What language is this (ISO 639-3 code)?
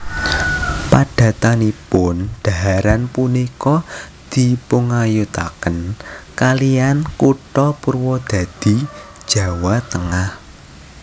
jav